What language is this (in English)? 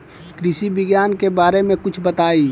Bhojpuri